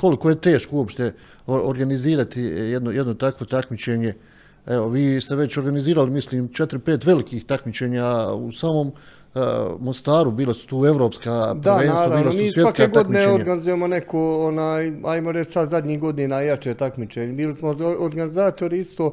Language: Croatian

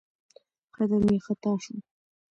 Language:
Pashto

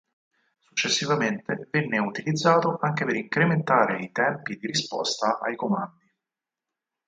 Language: Italian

